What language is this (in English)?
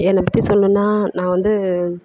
Tamil